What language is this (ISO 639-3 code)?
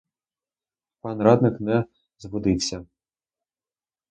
ukr